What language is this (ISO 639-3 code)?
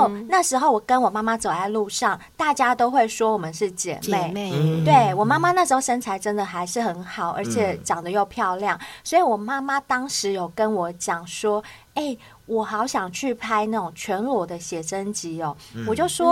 zho